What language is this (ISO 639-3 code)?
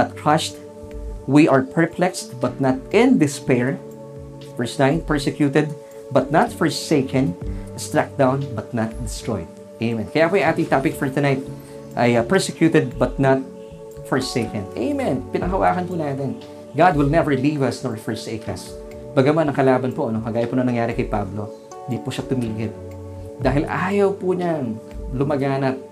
fil